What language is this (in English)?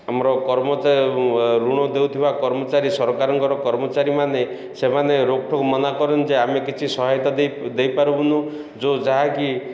Odia